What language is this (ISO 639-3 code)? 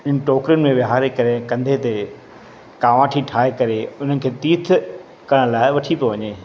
snd